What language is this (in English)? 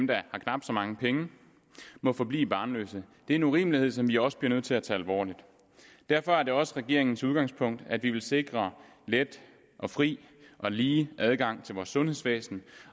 Danish